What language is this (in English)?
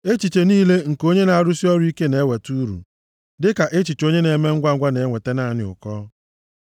Igbo